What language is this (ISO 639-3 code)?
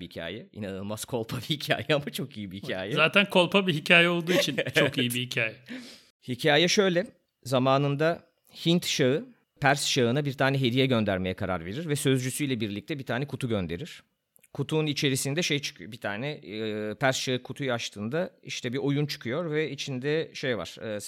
tur